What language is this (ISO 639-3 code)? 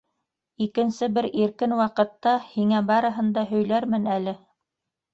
bak